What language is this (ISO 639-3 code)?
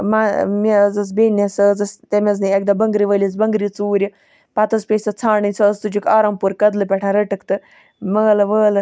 kas